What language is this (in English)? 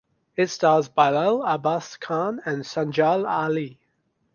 English